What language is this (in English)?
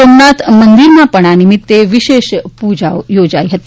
Gujarati